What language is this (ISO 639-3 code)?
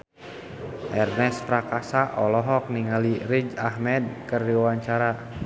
sun